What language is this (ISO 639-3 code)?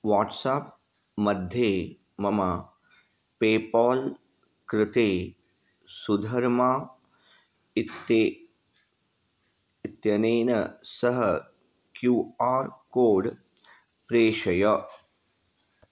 san